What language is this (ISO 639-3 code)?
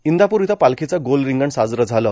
mar